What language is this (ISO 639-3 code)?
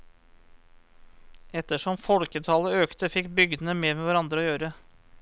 nor